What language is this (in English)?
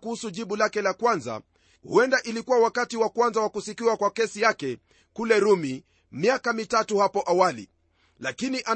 Swahili